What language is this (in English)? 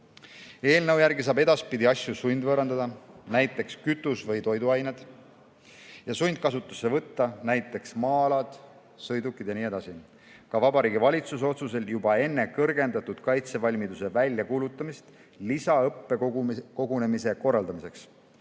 Estonian